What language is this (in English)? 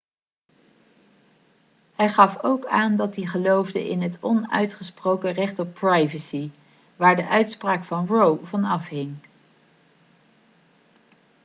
Dutch